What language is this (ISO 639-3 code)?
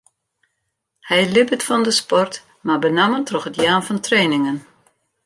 fry